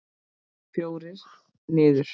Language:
Icelandic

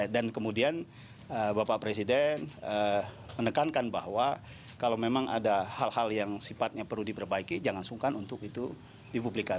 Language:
Indonesian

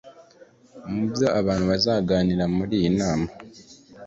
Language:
Kinyarwanda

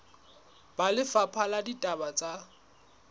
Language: Southern Sotho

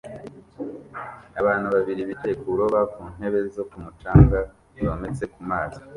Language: Kinyarwanda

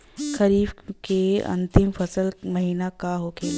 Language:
Bhojpuri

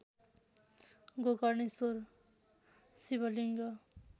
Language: Nepali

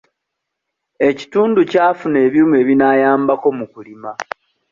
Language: Ganda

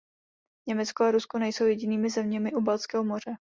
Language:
Czech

